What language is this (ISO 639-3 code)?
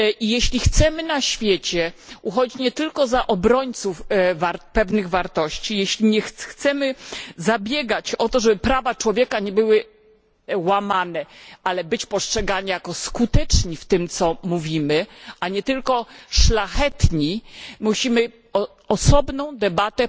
pol